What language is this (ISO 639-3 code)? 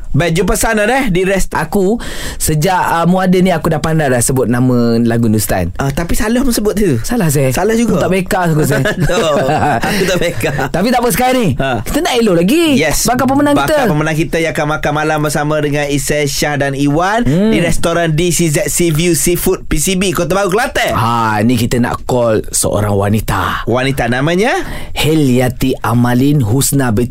msa